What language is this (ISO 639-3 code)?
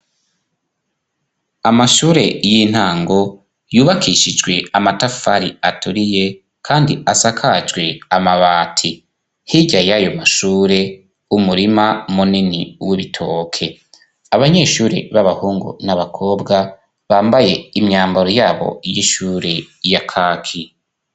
run